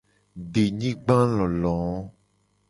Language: Gen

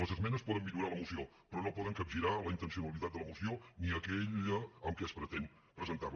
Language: Catalan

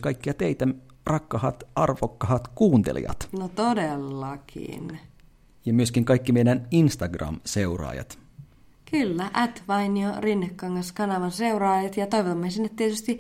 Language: Finnish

